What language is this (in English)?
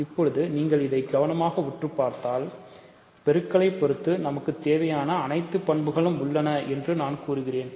Tamil